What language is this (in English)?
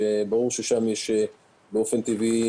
Hebrew